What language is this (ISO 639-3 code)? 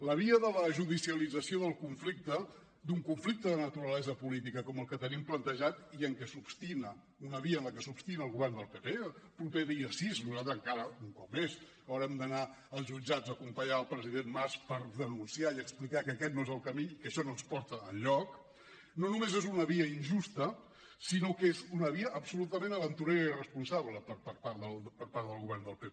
cat